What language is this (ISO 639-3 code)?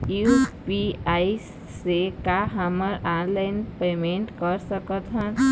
hne